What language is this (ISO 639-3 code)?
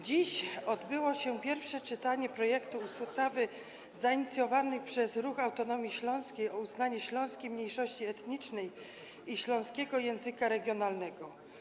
pol